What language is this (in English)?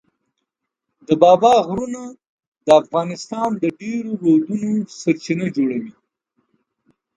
Pashto